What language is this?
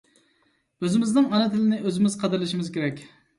Uyghur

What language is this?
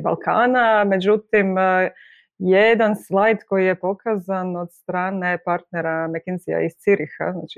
Croatian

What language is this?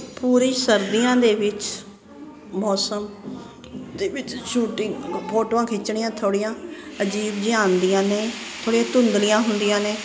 Punjabi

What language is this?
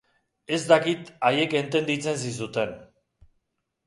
Basque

